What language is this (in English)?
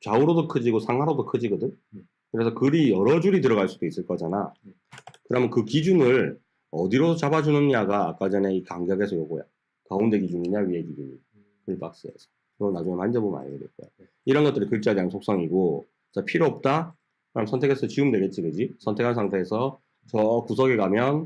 Korean